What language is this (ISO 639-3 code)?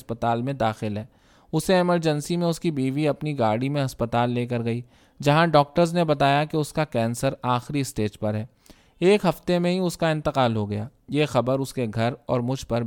urd